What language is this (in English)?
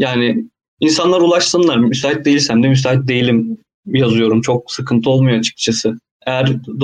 Turkish